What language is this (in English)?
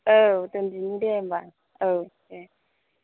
Bodo